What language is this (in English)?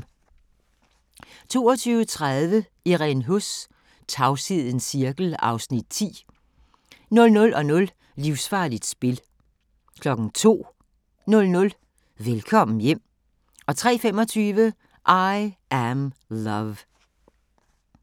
Danish